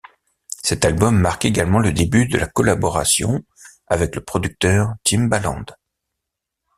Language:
French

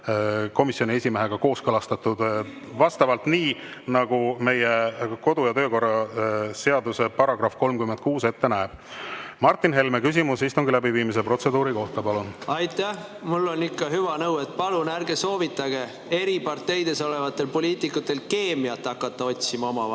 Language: Estonian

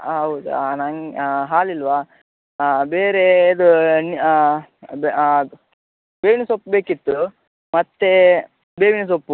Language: Kannada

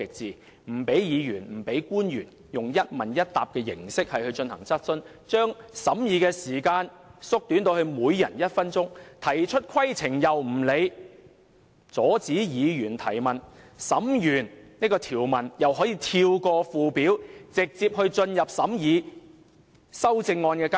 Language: Cantonese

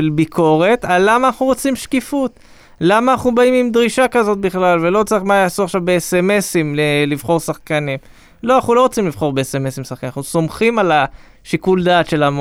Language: Hebrew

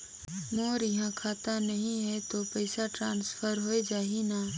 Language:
Chhattisgarhi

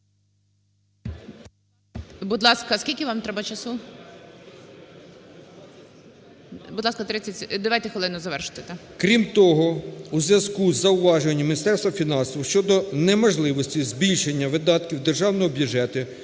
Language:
Ukrainian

